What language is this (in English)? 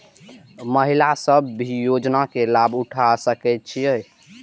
Maithili